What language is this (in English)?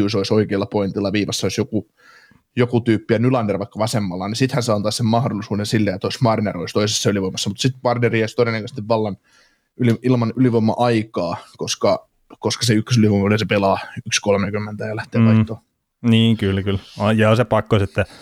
Finnish